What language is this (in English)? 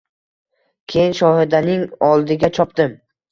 Uzbek